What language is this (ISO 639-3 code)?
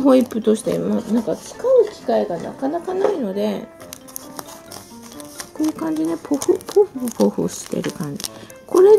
jpn